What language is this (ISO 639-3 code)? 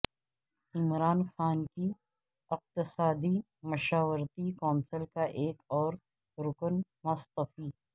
urd